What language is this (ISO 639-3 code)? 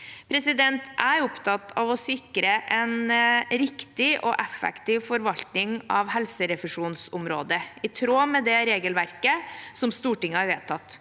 nor